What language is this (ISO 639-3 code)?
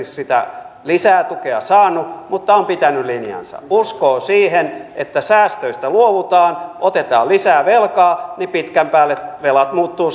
fin